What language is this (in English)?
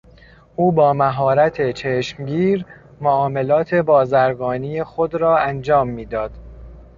Persian